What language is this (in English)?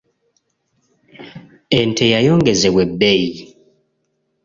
Ganda